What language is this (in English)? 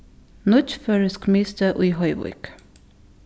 Faroese